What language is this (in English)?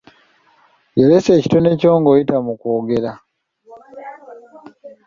Ganda